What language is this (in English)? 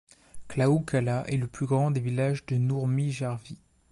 French